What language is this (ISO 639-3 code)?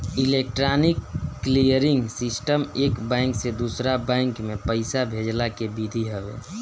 bho